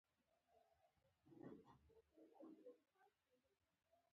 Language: Pashto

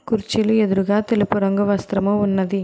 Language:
Telugu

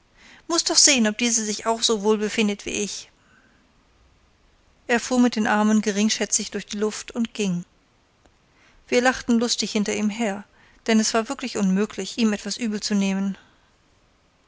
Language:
German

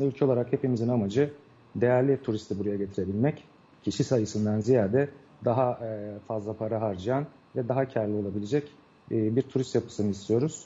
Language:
Turkish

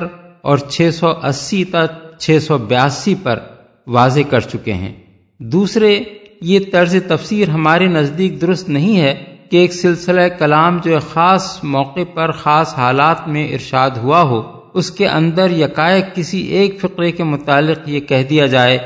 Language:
Urdu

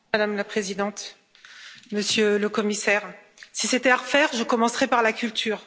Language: French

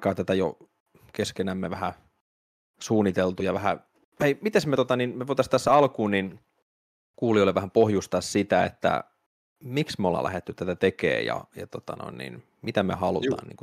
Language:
Finnish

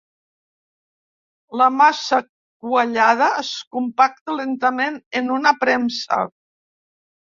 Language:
Catalan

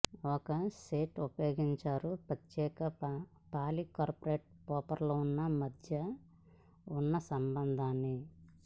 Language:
Telugu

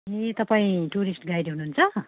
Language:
Nepali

